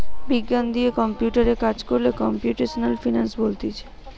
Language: Bangla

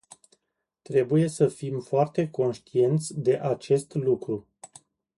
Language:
Romanian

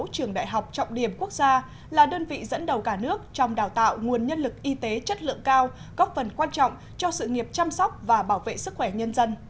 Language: Vietnamese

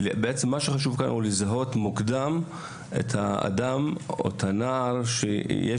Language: Hebrew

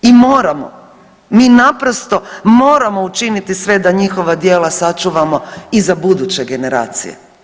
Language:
Croatian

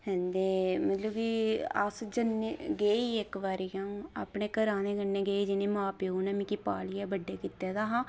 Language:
Dogri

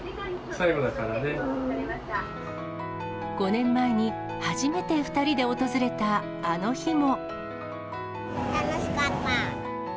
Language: Japanese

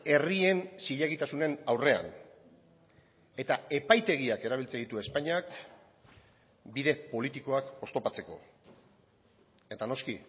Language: Basque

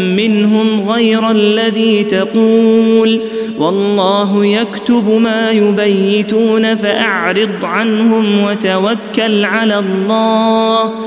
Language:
Arabic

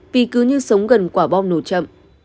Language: Vietnamese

